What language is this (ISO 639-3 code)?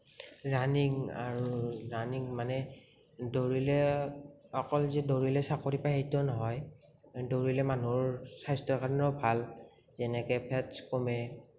asm